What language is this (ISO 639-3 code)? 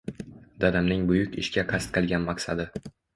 uzb